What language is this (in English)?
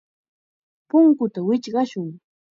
Chiquián Ancash Quechua